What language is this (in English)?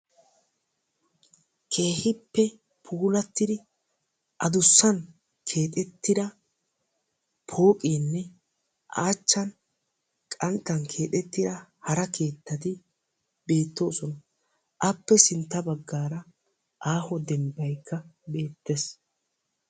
Wolaytta